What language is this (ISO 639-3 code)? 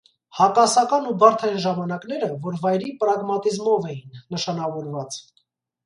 hye